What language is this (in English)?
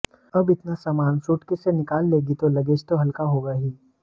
Hindi